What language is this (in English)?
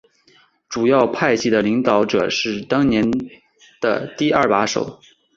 Chinese